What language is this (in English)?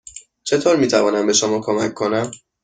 Persian